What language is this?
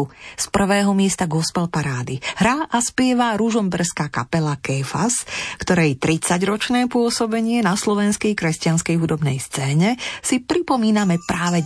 Slovak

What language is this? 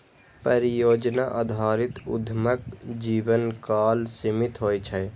Maithili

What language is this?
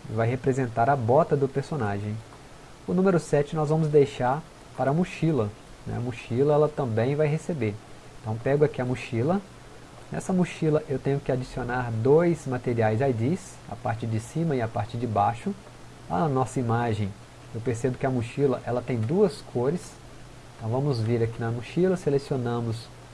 Portuguese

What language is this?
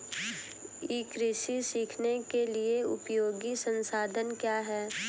Hindi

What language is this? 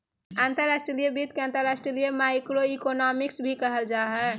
Magahi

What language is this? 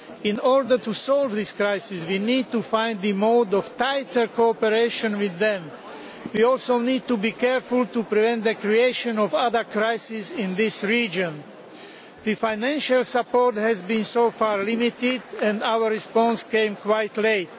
English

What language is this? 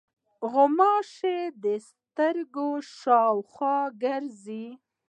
Pashto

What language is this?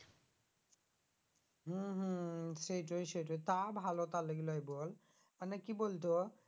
Bangla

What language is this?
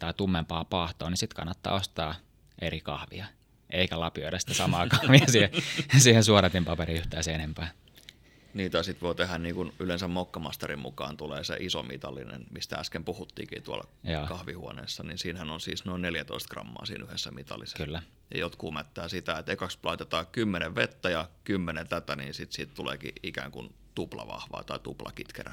Finnish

